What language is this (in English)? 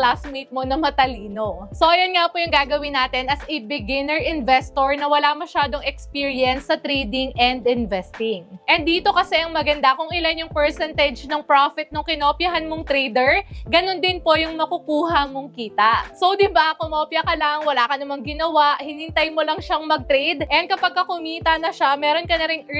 Filipino